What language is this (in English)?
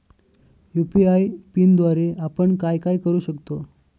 Marathi